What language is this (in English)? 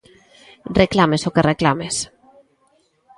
Galician